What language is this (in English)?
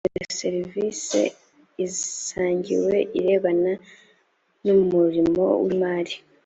Kinyarwanda